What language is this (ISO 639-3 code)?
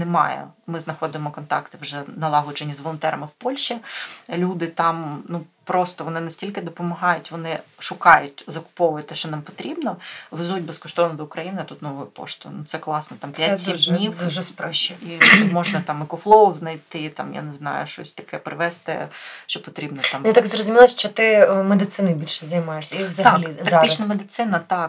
ukr